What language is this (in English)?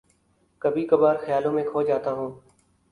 Urdu